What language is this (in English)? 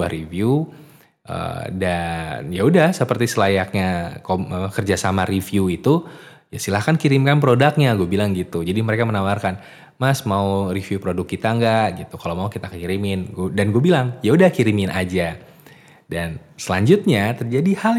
Indonesian